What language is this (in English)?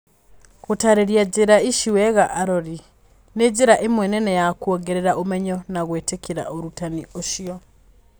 Kikuyu